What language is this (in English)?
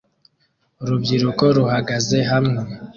Kinyarwanda